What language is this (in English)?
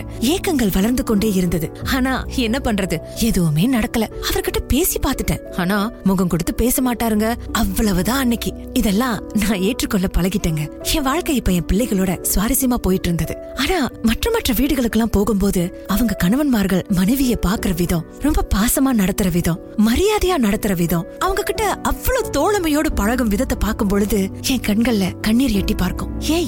Tamil